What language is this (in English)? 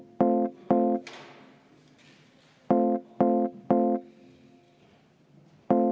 Estonian